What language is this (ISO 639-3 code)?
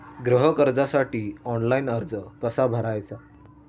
mar